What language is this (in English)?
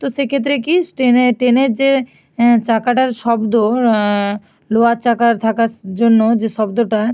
Bangla